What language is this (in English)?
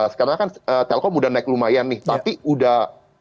Indonesian